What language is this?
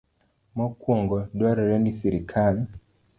Luo (Kenya and Tanzania)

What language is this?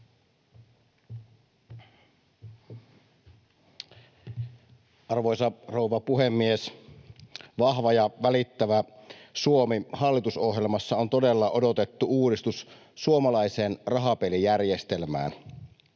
Finnish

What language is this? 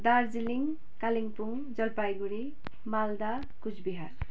Nepali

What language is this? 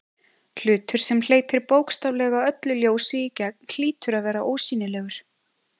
Icelandic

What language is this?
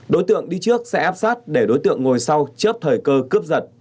Vietnamese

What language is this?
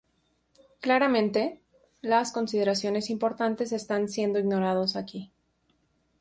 Spanish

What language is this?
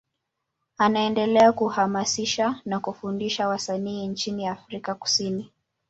Swahili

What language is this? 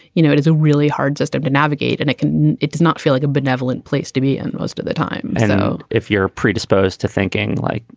English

